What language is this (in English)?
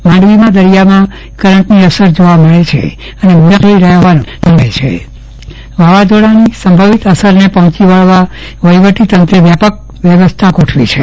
Gujarati